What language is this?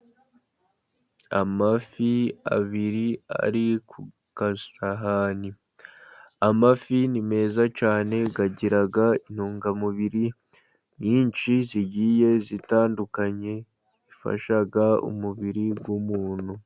Kinyarwanda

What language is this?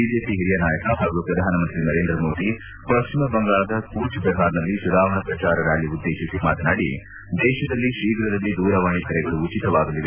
Kannada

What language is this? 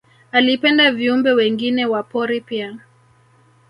Swahili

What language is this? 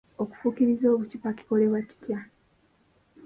Ganda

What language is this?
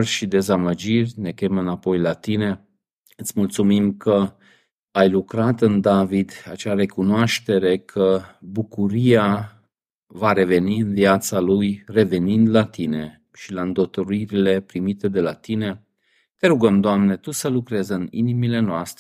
Romanian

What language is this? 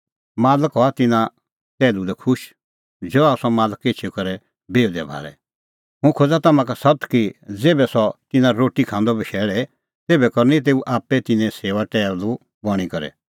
Kullu Pahari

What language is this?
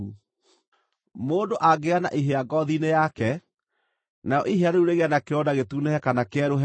Kikuyu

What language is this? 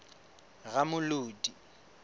Southern Sotho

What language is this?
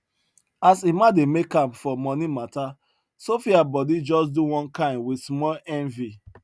Nigerian Pidgin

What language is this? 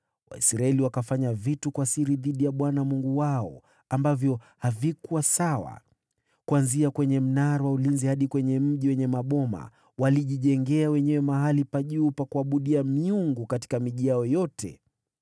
Swahili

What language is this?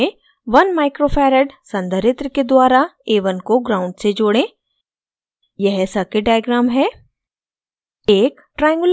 Hindi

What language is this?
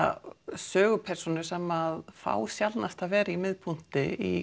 Icelandic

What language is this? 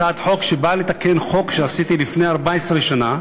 Hebrew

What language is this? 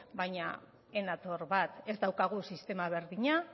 Basque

